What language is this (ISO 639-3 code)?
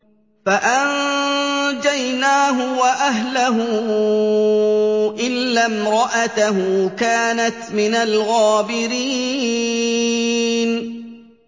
ara